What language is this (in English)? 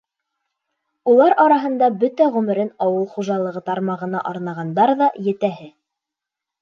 Bashkir